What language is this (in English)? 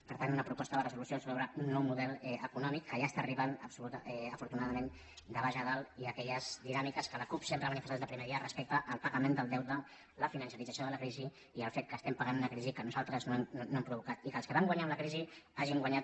Catalan